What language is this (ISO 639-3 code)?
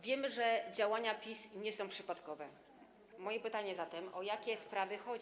pol